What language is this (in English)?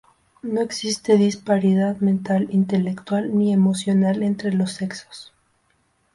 Spanish